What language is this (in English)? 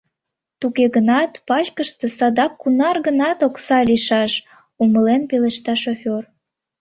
Mari